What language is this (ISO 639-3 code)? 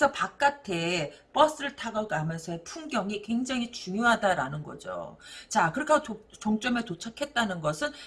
kor